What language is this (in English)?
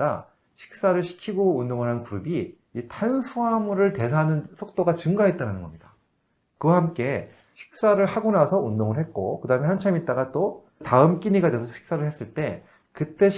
Korean